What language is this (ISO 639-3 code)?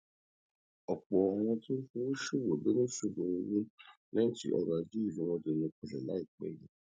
yor